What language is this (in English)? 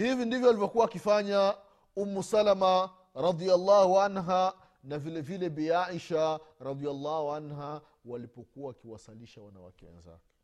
Swahili